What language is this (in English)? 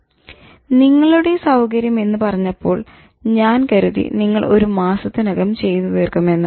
Malayalam